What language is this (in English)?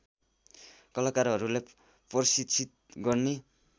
Nepali